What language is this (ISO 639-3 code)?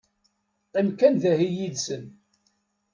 kab